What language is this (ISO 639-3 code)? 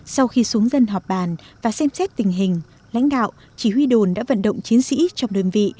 vie